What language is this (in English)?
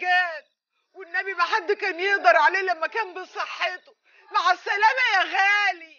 Arabic